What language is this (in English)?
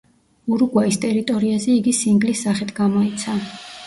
Georgian